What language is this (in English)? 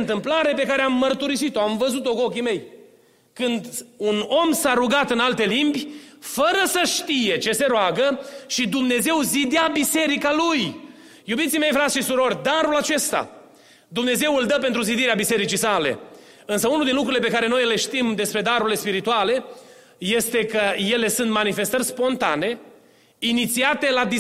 Romanian